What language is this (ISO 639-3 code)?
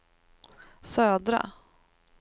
swe